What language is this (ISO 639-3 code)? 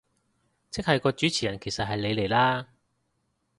yue